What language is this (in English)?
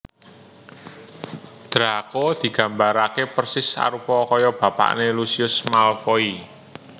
Javanese